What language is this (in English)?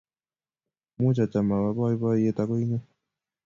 Kalenjin